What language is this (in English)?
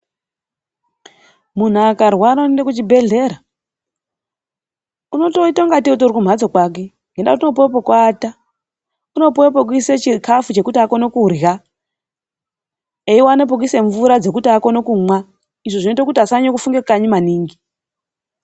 Ndau